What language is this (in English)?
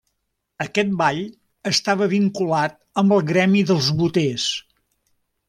Catalan